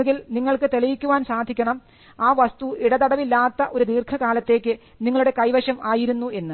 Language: Malayalam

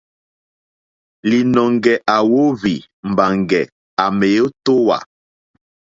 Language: Mokpwe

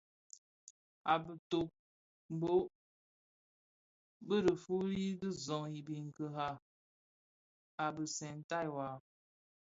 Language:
Bafia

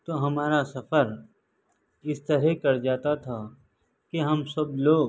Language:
Urdu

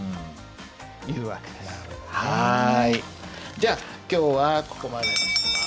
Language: Japanese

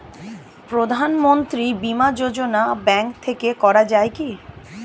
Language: Bangla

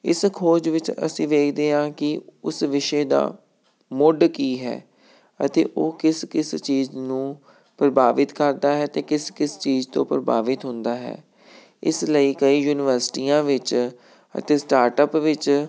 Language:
Punjabi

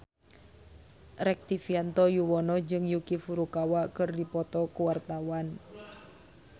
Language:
Sundanese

